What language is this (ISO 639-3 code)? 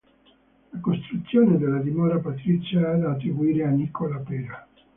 ita